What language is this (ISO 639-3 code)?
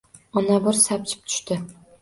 uzb